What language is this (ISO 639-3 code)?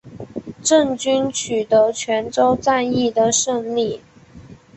zho